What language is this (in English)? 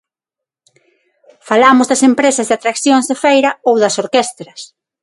Galician